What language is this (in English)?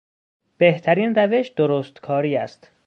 Persian